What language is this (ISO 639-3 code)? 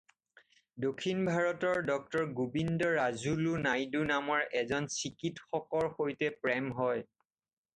asm